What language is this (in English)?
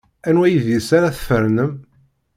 Kabyle